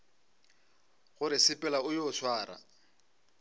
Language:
Northern Sotho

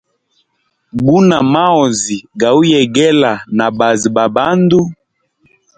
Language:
Hemba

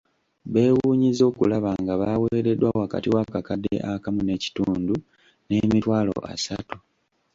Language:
Ganda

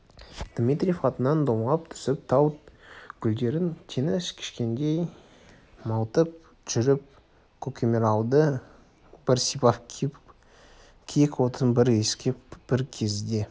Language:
Kazakh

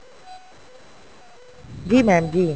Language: Punjabi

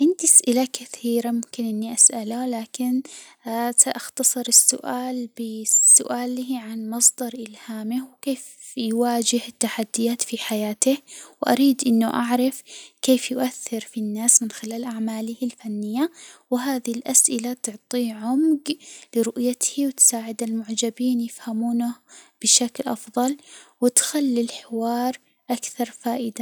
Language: Hijazi Arabic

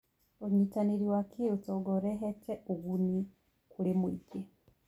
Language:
Kikuyu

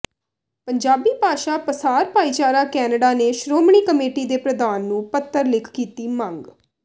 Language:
Punjabi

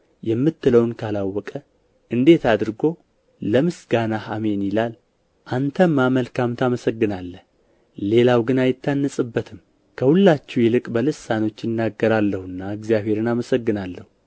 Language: Amharic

